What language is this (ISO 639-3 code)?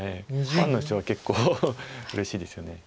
jpn